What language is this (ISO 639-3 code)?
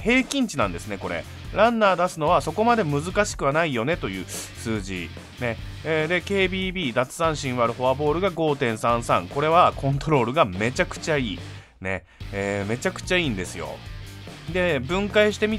jpn